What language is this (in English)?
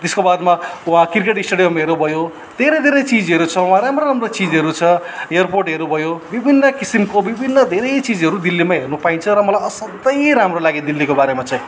Nepali